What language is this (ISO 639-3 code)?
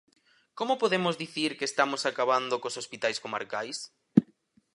glg